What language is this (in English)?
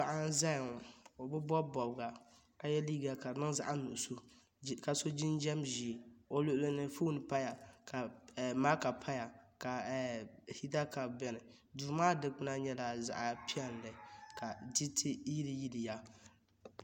Dagbani